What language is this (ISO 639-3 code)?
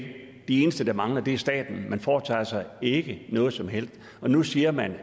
dan